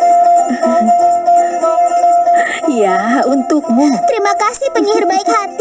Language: Indonesian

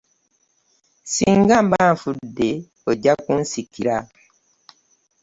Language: Ganda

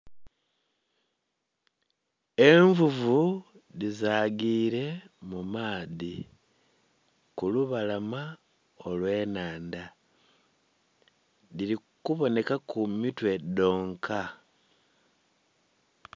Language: Soga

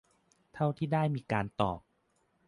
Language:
Thai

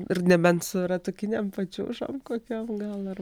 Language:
Lithuanian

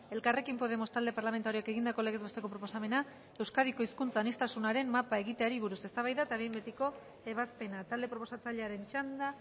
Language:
Basque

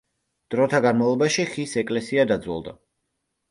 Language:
Georgian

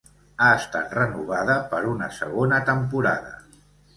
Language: Catalan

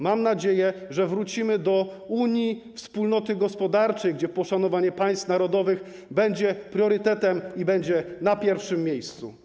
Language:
Polish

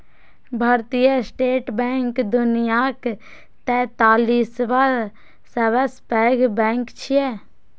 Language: Maithili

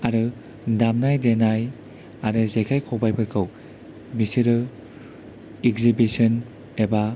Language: Bodo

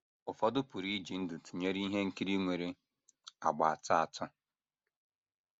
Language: Igbo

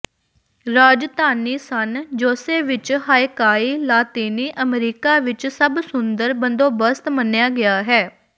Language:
Punjabi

